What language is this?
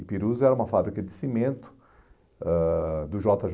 Portuguese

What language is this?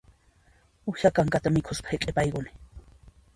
Puno Quechua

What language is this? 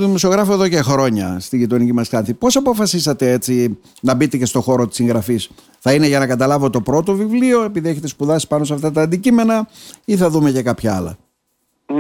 Greek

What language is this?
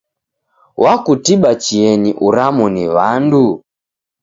Taita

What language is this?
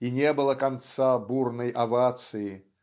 Russian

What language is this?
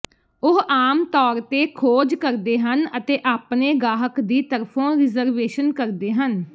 Punjabi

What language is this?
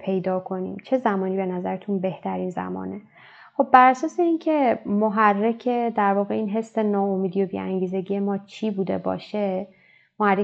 Persian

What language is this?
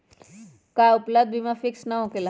Magahi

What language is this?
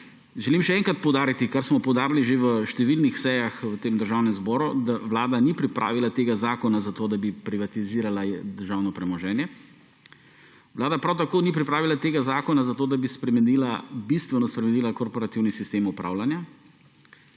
Slovenian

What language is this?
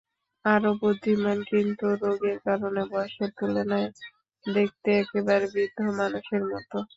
Bangla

